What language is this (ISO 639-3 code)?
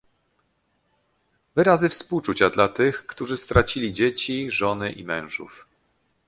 pol